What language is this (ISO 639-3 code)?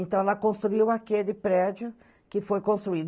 por